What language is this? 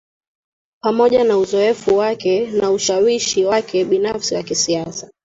Swahili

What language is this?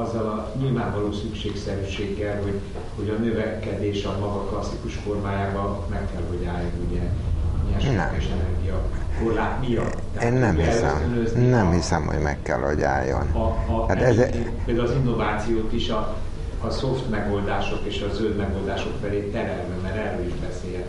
Hungarian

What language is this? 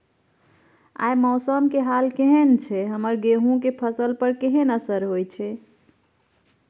Maithili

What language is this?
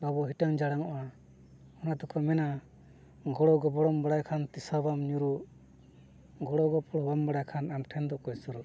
Santali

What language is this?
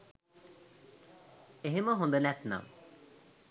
Sinhala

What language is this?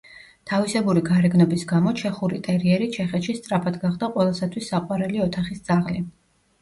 Georgian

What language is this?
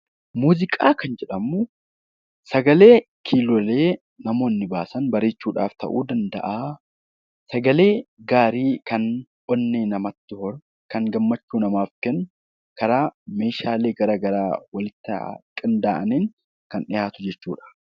Oromo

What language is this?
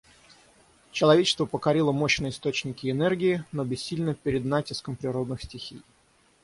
Russian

